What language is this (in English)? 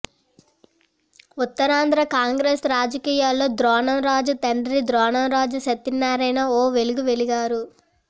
Telugu